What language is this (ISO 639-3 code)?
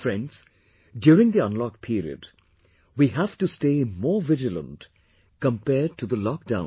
eng